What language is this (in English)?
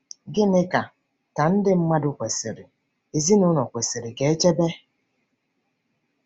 Igbo